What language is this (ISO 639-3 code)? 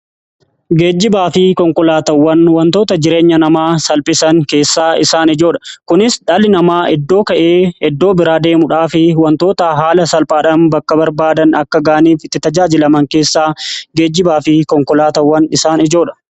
orm